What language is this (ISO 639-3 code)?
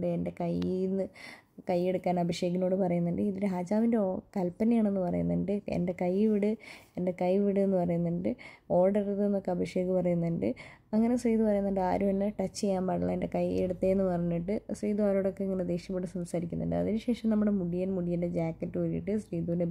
mal